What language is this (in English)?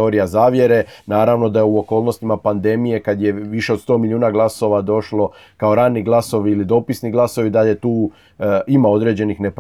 Croatian